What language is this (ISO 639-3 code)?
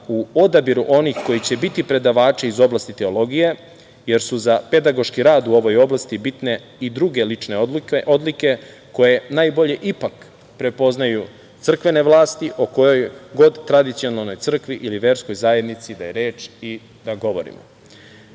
srp